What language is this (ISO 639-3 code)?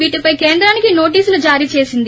tel